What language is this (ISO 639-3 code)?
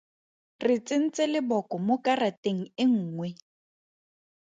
tsn